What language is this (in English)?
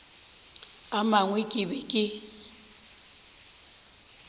Northern Sotho